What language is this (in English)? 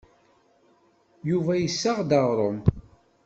Kabyle